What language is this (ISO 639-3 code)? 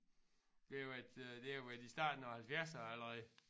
dan